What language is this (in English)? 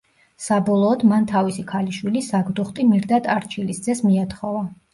Georgian